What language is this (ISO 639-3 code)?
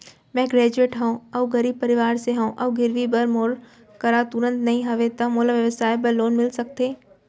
hne